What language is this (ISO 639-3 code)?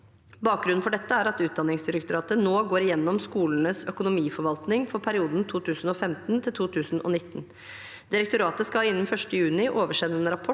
nor